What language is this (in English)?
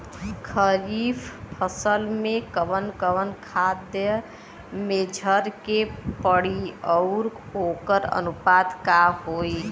Bhojpuri